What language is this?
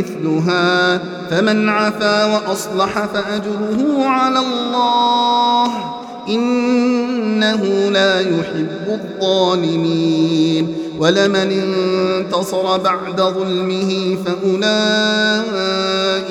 Arabic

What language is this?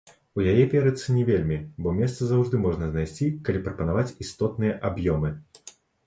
Belarusian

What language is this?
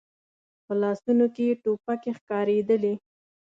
Pashto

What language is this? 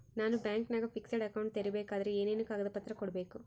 Kannada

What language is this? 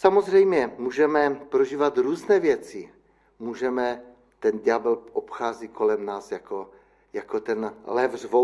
Czech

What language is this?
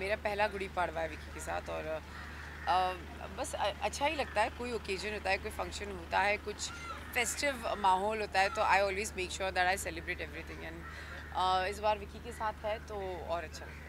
Hindi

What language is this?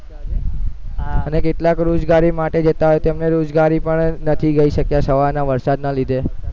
Gujarati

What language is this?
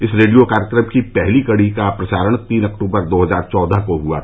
Hindi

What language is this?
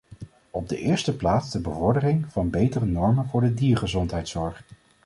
Dutch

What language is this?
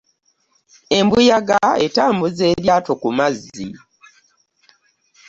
Ganda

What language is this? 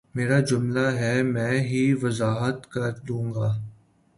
Urdu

